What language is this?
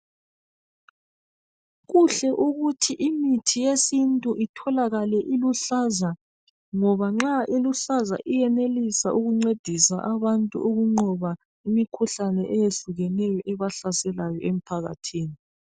North Ndebele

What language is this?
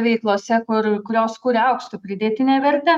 Lithuanian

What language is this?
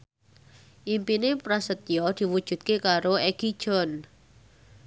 Javanese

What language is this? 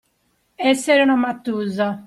Italian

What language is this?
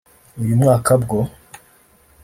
Kinyarwanda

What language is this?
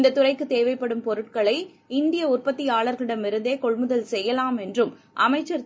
Tamil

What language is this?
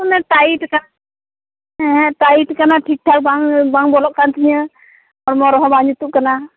Santali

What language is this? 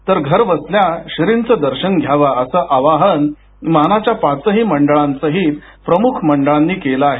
Marathi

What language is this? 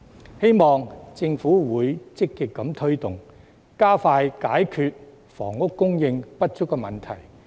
Cantonese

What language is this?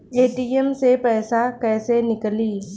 Bhojpuri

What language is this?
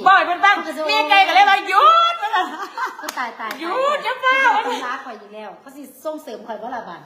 Thai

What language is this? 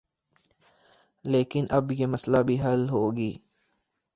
Urdu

